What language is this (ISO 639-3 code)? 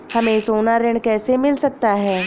hin